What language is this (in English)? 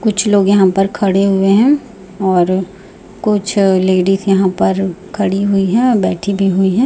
Hindi